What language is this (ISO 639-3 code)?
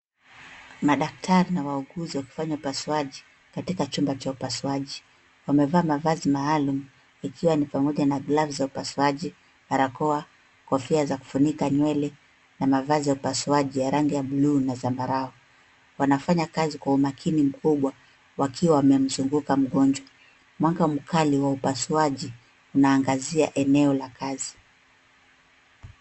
swa